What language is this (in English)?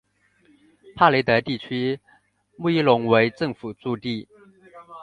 Chinese